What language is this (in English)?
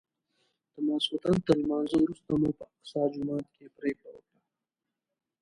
Pashto